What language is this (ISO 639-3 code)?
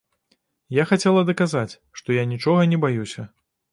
bel